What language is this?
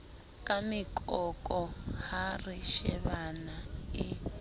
Southern Sotho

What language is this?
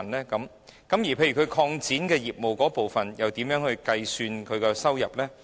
Cantonese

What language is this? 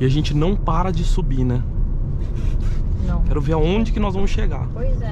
Portuguese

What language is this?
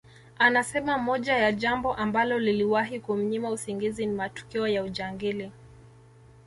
Swahili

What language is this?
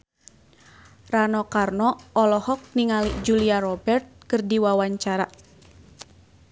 Sundanese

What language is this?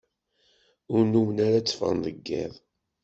Kabyle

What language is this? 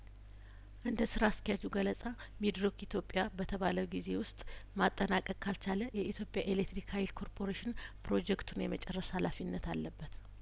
Amharic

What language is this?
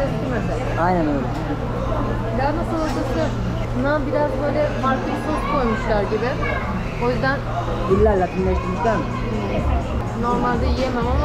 Turkish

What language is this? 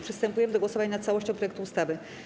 Polish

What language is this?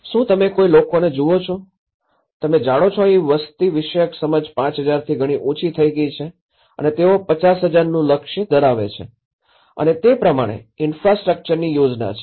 Gujarati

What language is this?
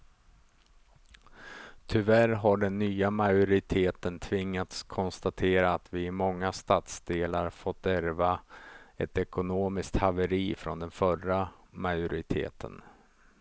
Swedish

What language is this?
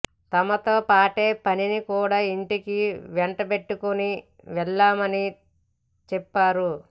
Telugu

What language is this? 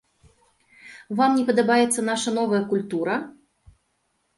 Belarusian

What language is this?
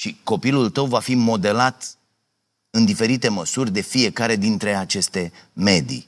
Romanian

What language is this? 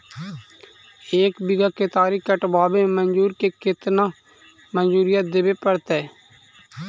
Magahi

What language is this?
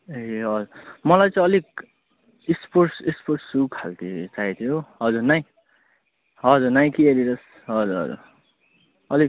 Nepali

